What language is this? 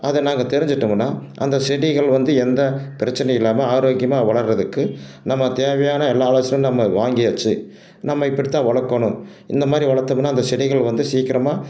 Tamil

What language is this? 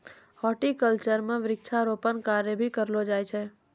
Maithili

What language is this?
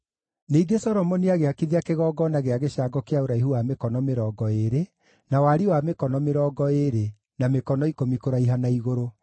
Kikuyu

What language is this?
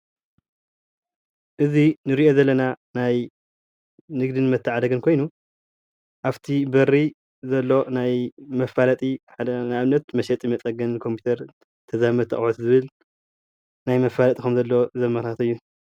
Tigrinya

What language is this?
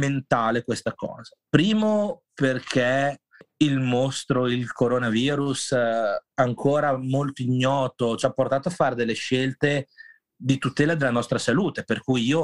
Italian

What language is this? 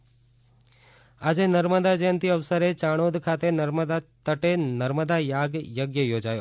Gujarati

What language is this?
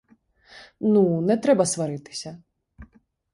Ukrainian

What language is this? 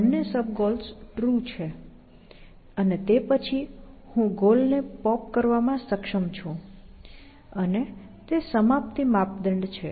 Gujarati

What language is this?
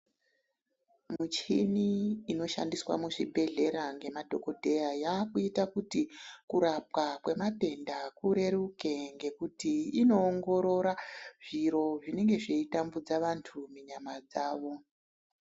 Ndau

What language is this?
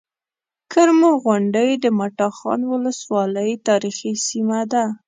Pashto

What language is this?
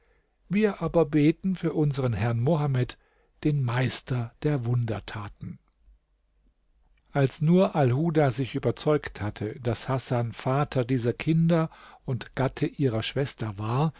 German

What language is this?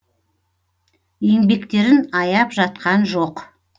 Kazakh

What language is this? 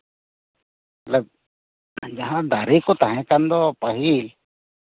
Santali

